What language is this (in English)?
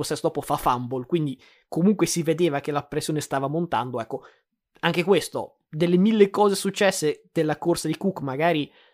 Italian